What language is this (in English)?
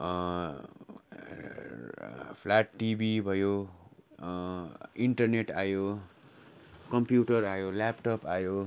Nepali